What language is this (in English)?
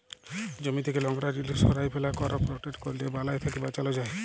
Bangla